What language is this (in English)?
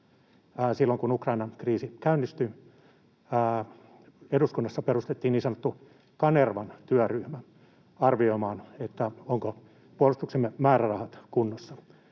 Finnish